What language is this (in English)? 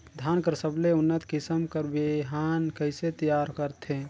Chhattisgarhi